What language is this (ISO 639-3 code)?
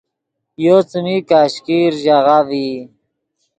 ydg